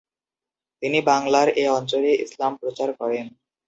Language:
Bangla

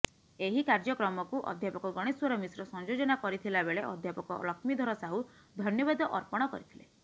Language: Odia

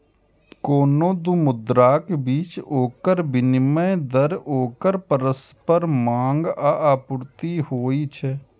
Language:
Maithili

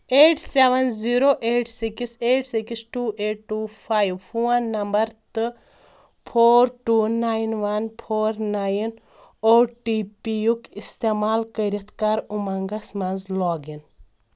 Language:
Kashmiri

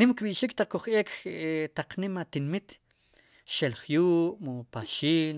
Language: Sipacapense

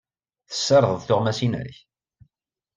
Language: Kabyle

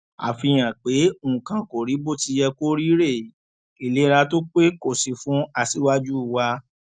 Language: Yoruba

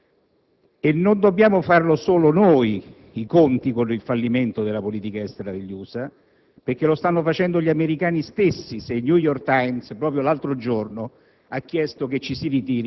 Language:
Italian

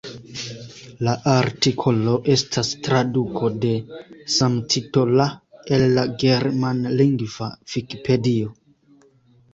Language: Esperanto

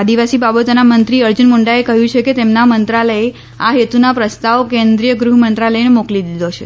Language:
Gujarati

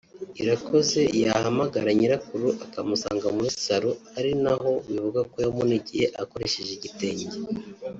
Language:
Kinyarwanda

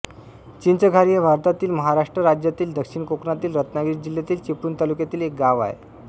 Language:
Marathi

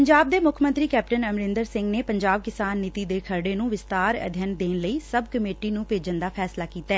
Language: Punjabi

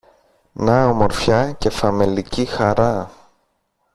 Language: Greek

